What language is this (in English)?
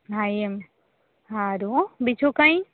Gujarati